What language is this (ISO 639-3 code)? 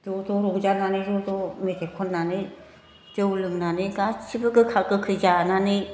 brx